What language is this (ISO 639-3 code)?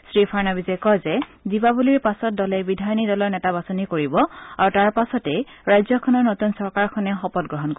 asm